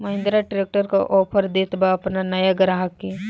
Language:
Bhojpuri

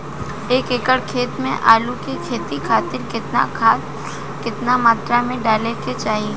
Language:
Bhojpuri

